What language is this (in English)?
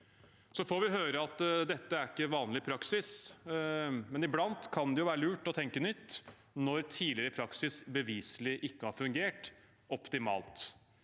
Norwegian